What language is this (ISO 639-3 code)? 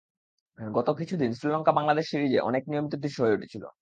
ben